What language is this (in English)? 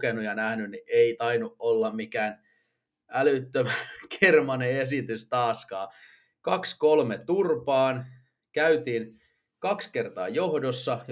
Finnish